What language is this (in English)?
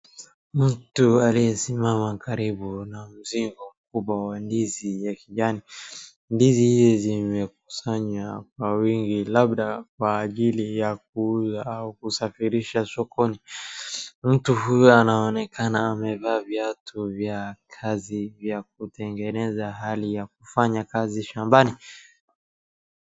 Swahili